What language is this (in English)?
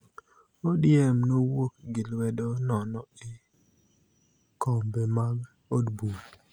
Luo (Kenya and Tanzania)